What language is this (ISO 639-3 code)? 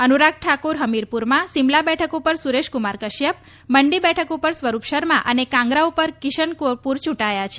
guj